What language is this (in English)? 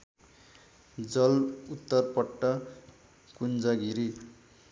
Nepali